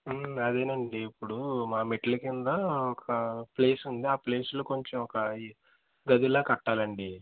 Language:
Telugu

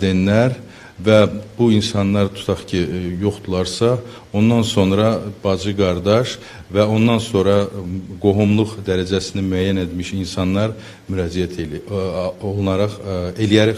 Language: Turkish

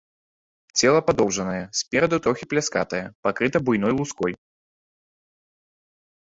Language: Belarusian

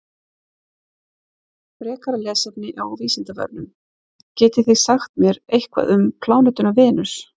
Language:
Icelandic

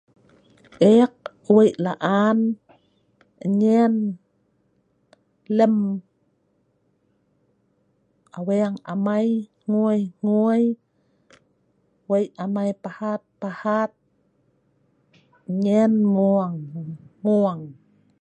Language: Sa'ban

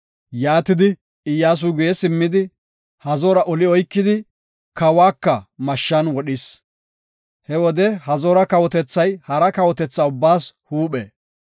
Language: Gofa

